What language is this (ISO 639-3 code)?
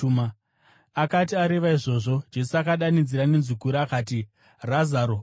sna